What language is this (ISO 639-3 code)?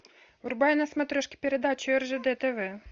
rus